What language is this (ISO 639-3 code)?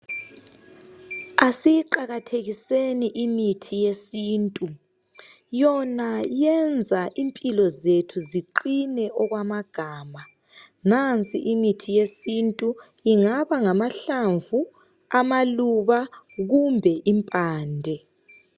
nde